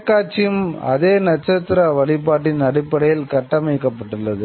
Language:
Tamil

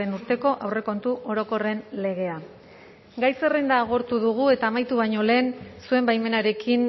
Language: Basque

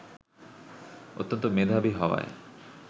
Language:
Bangla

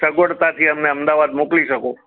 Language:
Gujarati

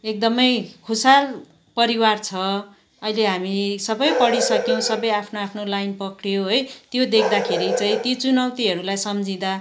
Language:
Nepali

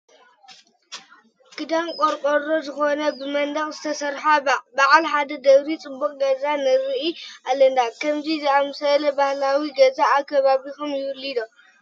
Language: Tigrinya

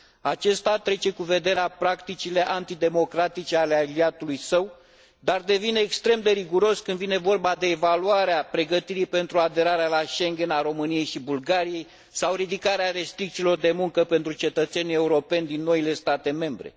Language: Romanian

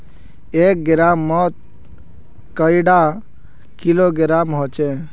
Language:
Magahi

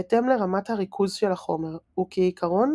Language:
Hebrew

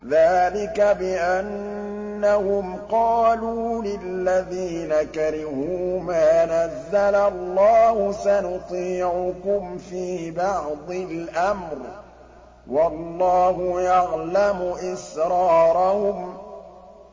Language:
Arabic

